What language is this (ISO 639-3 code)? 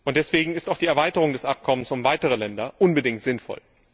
deu